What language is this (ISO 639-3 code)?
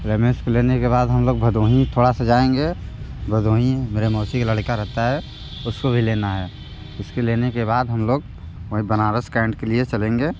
hin